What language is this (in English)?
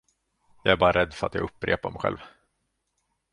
Swedish